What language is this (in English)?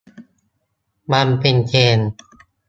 Thai